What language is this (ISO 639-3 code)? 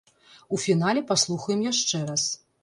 bel